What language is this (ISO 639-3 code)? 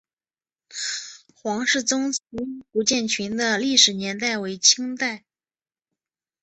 zho